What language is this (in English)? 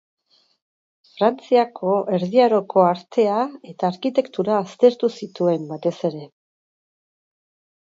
Basque